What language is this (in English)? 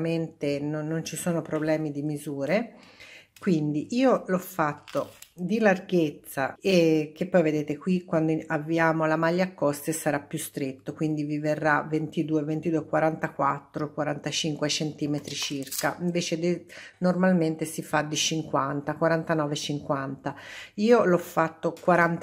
Italian